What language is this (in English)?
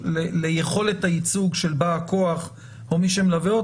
Hebrew